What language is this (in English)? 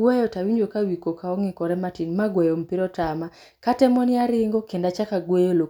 Luo (Kenya and Tanzania)